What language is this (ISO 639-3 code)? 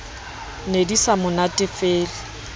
sot